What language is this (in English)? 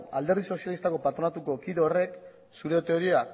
Basque